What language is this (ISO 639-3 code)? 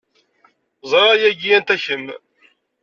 kab